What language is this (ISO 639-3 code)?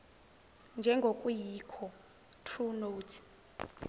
zul